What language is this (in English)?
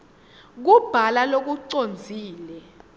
Swati